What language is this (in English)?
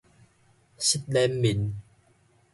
Min Nan Chinese